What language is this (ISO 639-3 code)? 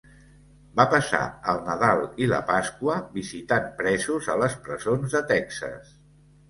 cat